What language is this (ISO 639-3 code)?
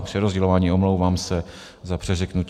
ces